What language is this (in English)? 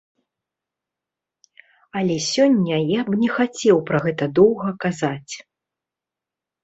Belarusian